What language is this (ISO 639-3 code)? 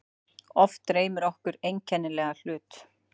isl